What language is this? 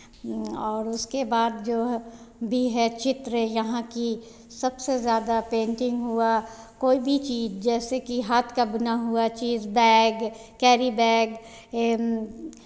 Hindi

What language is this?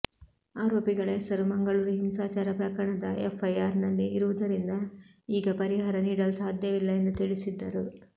Kannada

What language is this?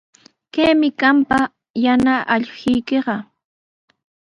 Sihuas Ancash Quechua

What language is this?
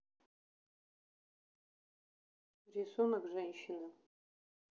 Russian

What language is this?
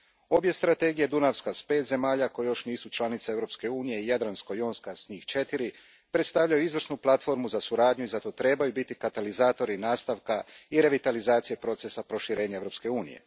Croatian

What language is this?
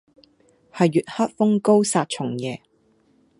Cantonese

